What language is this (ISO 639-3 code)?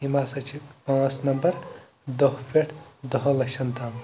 kas